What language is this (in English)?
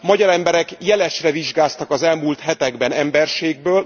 Hungarian